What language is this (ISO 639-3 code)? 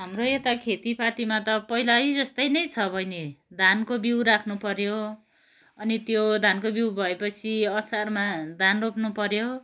nep